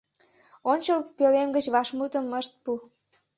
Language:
Mari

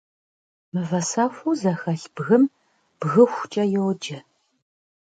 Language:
Kabardian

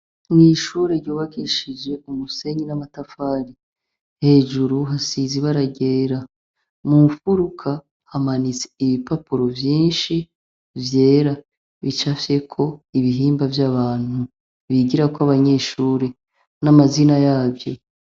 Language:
Rundi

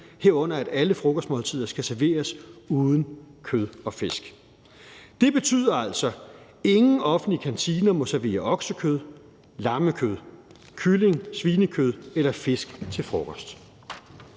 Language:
Danish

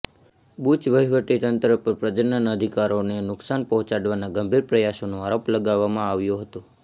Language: Gujarati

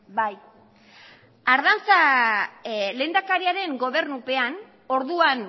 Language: Basque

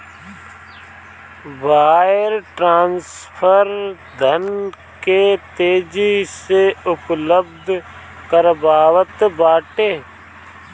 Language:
Bhojpuri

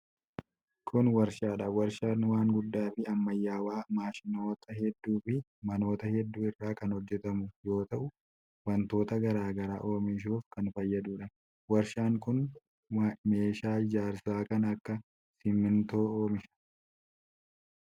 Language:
Oromo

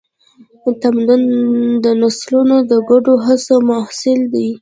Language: Pashto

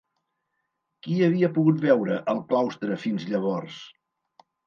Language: Catalan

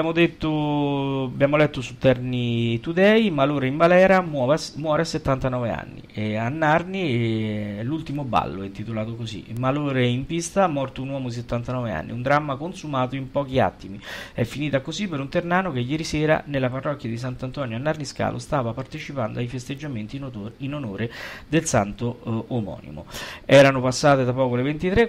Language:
Italian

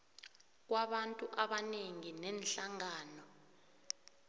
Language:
South Ndebele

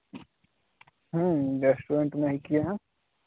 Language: Hindi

